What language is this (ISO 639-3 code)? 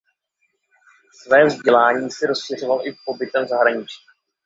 ces